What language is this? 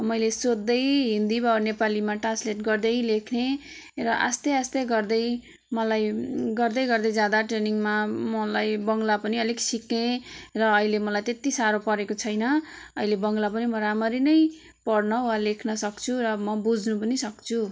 Nepali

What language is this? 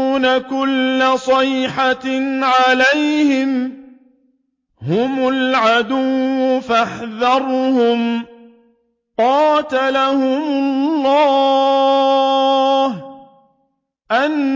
Arabic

